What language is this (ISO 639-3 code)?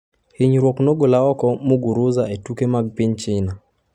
luo